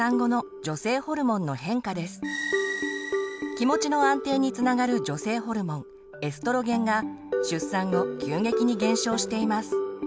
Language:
Japanese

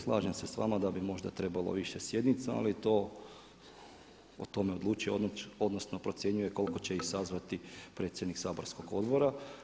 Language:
Croatian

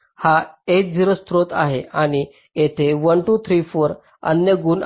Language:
Marathi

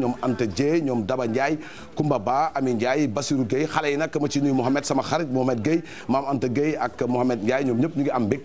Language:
Arabic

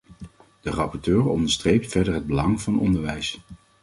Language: Dutch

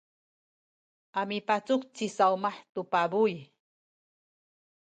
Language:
Sakizaya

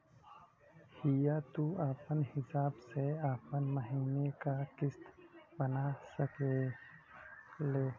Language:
Bhojpuri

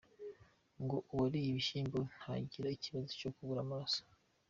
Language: Kinyarwanda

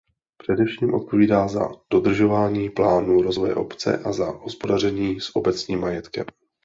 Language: Czech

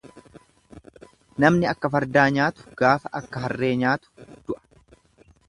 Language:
Oromo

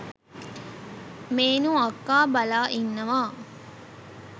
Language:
Sinhala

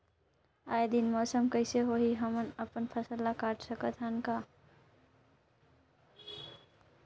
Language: Chhattisgarhi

